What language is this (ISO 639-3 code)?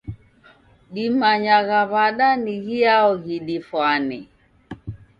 dav